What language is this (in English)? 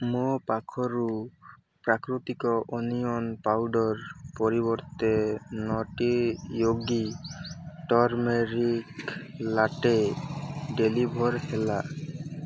Odia